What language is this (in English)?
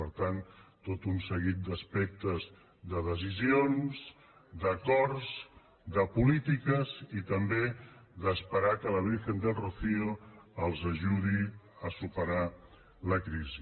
Catalan